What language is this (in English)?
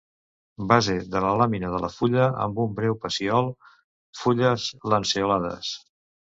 Catalan